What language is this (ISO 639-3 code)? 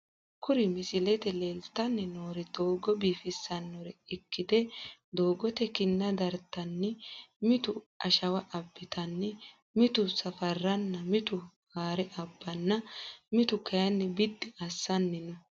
sid